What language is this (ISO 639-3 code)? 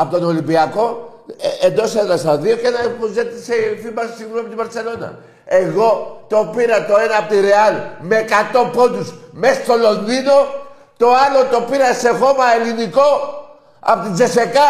ell